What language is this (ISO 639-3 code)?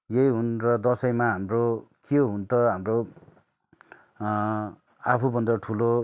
nep